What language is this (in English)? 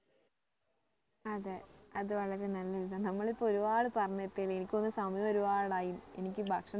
Malayalam